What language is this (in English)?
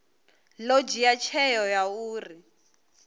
Venda